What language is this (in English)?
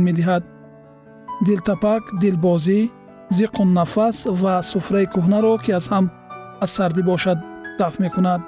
Persian